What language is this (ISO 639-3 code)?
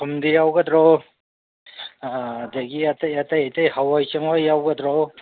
mni